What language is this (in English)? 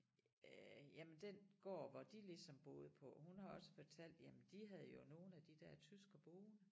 Danish